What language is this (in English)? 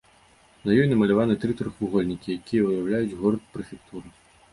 Belarusian